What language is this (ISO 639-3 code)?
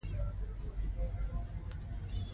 pus